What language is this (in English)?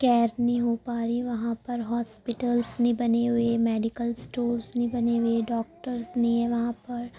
Urdu